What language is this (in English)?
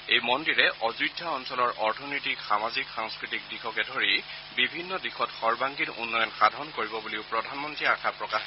Assamese